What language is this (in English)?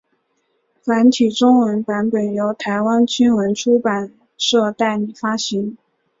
Chinese